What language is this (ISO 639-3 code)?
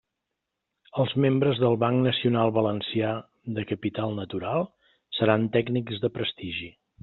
cat